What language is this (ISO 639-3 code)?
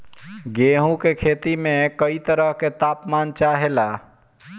bho